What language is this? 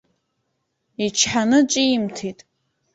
Abkhazian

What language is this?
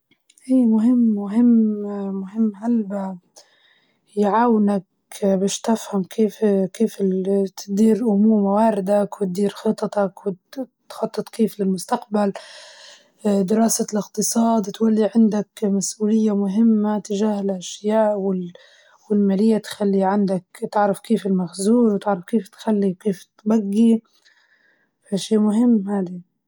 Libyan Arabic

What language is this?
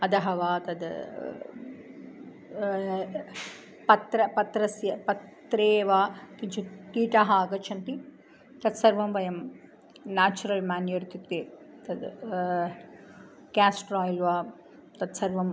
Sanskrit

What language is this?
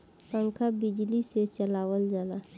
Bhojpuri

